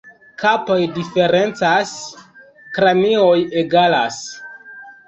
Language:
Esperanto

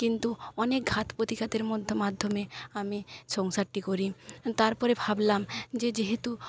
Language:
Bangla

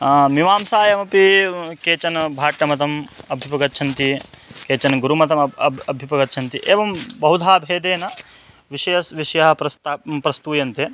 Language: Sanskrit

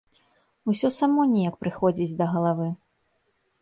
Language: Belarusian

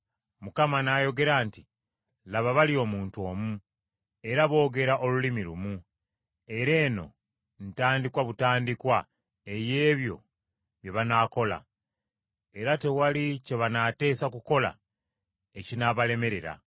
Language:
Ganda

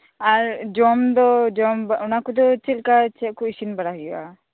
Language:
Santali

